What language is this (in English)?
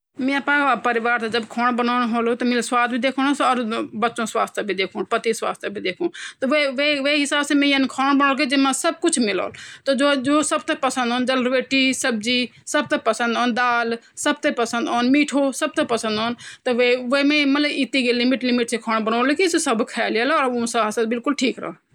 Garhwali